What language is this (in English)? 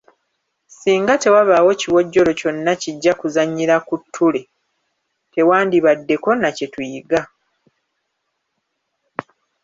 Ganda